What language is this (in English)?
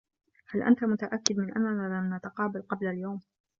Arabic